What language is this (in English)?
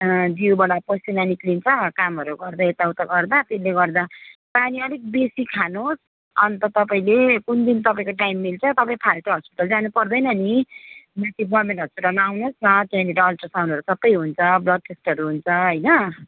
Nepali